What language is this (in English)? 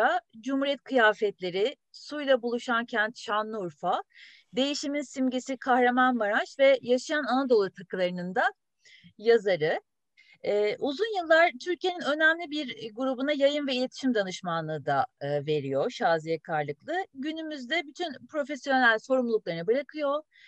Turkish